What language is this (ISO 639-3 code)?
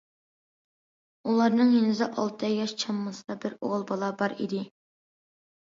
uig